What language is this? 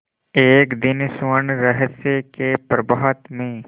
Hindi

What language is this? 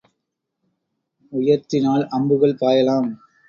Tamil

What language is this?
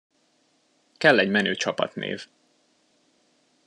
Hungarian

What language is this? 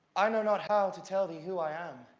English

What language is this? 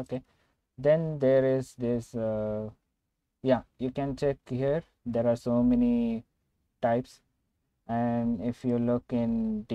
English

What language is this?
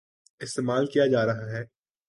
Urdu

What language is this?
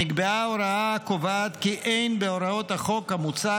Hebrew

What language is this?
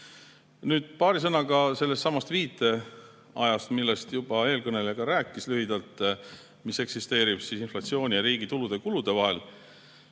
Estonian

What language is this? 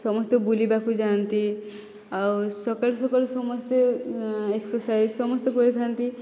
Odia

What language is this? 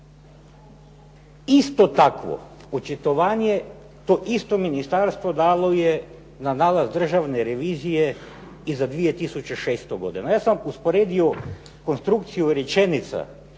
Croatian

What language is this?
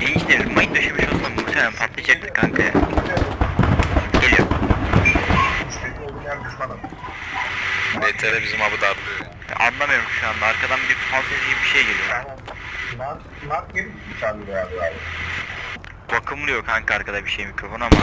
Turkish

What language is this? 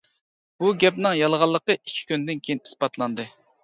Uyghur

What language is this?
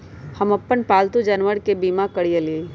Magahi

